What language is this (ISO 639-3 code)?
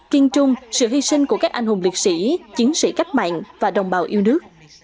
vie